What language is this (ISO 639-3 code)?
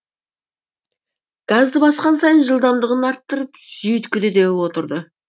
kaz